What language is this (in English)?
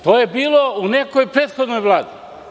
Serbian